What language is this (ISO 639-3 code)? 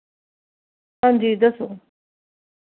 doi